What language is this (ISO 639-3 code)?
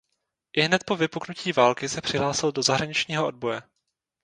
ces